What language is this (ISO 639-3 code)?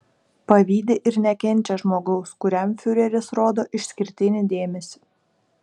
lit